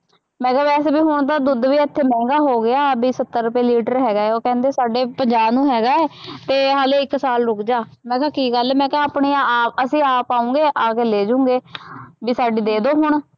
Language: Punjabi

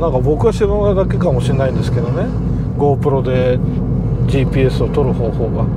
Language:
Japanese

